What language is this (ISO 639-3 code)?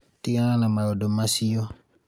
kik